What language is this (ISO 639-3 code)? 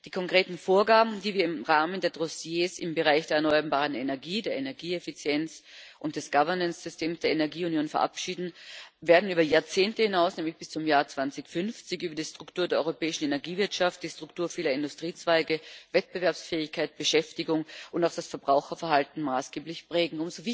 deu